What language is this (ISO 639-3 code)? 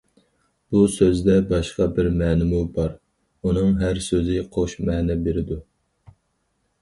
uig